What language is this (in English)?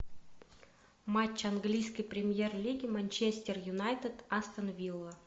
Russian